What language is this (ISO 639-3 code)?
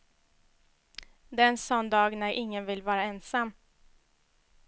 swe